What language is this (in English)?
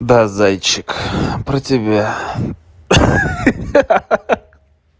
Russian